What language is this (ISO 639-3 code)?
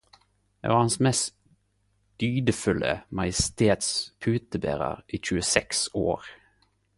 nno